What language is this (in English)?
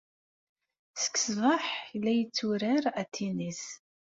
Kabyle